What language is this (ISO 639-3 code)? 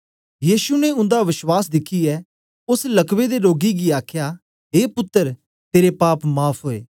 doi